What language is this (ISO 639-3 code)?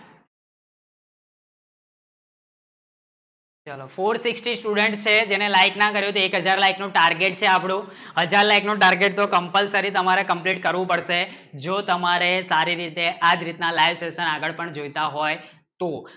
guj